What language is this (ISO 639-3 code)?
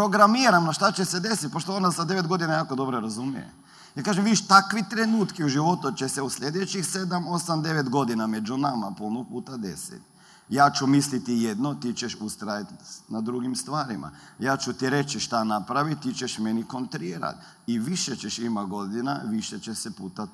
hrv